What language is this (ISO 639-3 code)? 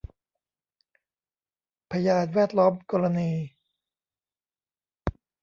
tha